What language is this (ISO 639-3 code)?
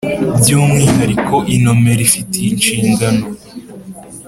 kin